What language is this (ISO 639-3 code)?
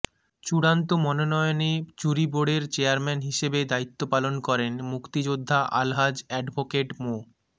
ben